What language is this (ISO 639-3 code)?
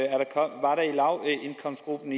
dan